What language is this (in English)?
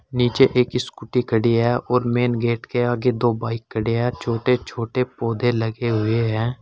Hindi